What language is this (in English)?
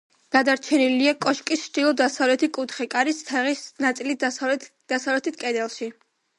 Georgian